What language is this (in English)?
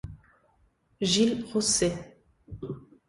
Italian